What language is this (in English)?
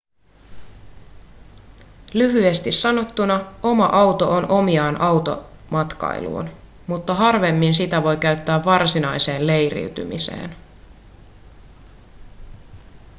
Finnish